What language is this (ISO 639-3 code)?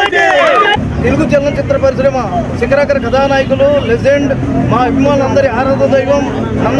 tel